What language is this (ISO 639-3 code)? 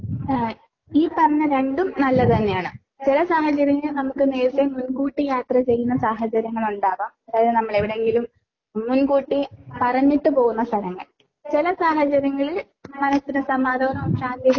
mal